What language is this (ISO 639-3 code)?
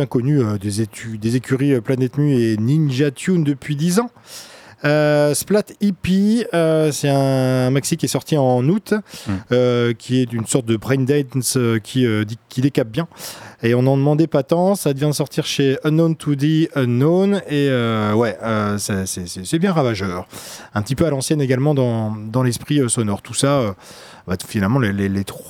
fra